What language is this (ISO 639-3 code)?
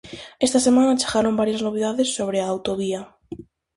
glg